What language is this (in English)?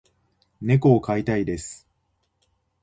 Japanese